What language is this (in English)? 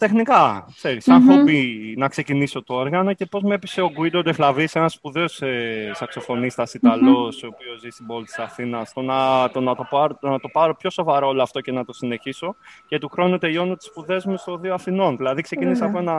Greek